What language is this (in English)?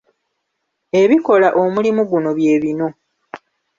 Ganda